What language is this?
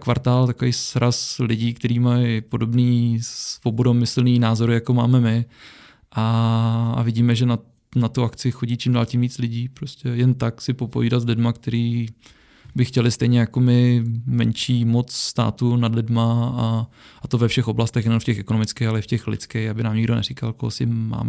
Czech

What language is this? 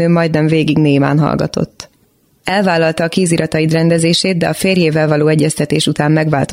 Hungarian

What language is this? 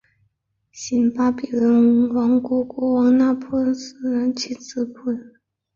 Chinese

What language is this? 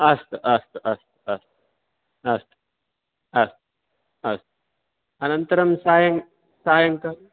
Sanskrit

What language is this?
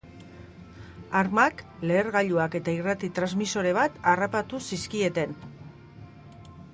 Basque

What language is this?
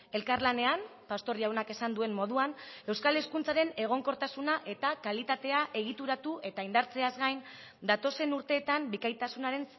Basque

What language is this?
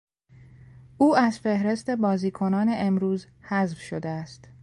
Persian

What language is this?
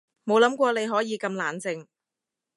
Cantonese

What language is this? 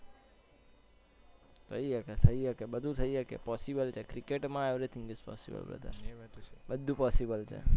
Gujarati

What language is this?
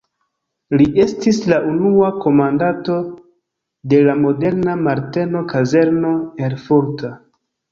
Esperanto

